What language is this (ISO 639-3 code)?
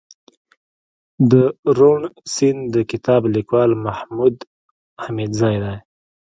pus